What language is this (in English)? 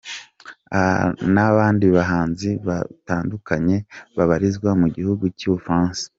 Kinyarwanda